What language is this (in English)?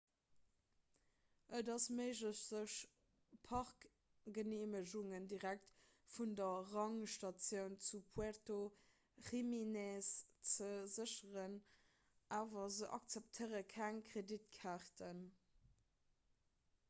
Luxembourgish